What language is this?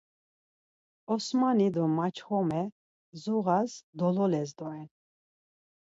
Laz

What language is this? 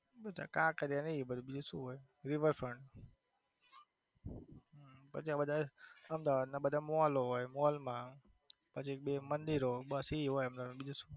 Gujarati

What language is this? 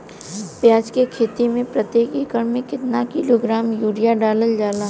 Bhojpuri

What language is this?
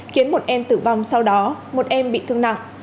Vietnamese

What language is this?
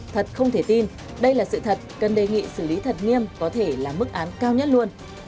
Vietnamese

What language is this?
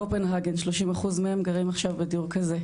Hebrew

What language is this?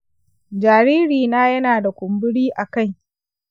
Hausa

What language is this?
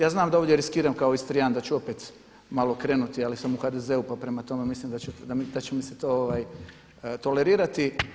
Croatian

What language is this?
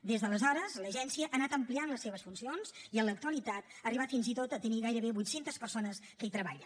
Catalan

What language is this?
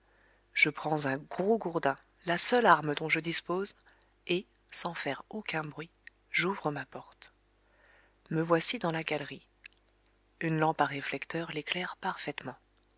French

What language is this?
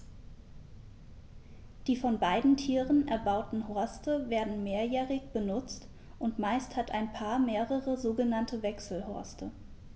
German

